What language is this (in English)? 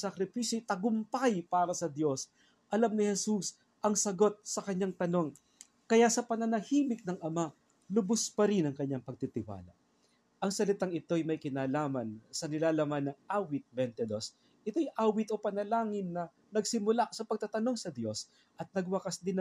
Filipino